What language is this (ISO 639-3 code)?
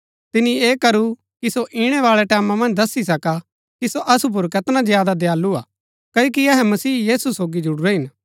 gbk